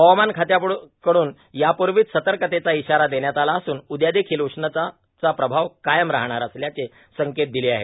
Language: Marathi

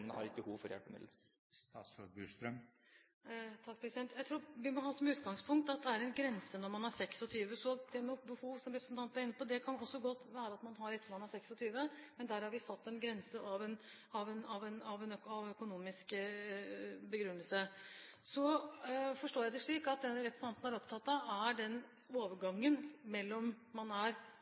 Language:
Norwegian Bokmål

